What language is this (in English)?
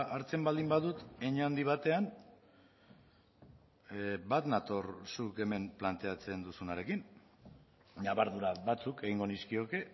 Basque